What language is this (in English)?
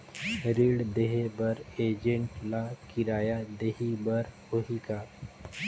Chhattisgarhi